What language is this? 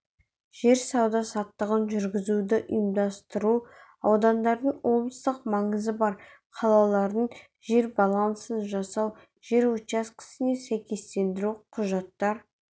Kazakh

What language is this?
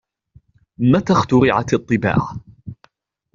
Arabic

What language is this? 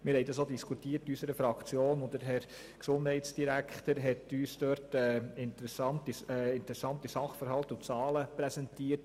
Swiss German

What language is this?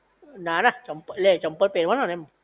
Gujarati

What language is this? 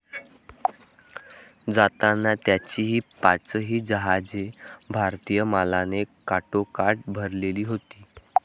Marathi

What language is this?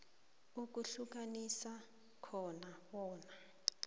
South Ndebele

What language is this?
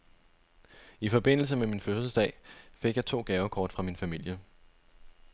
Danish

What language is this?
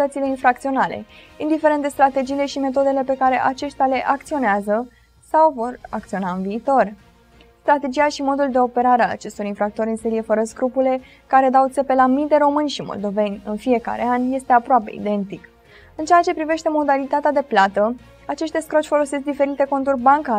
Romanian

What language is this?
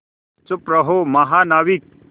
Hindi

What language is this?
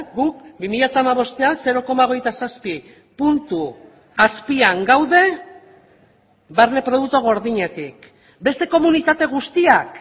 Basque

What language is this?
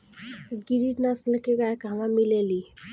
Bhojpuri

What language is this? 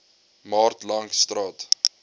Afrikaans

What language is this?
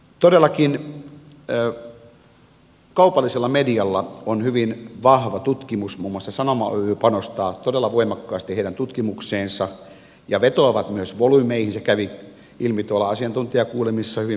Finnish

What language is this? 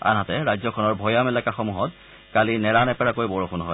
Assamese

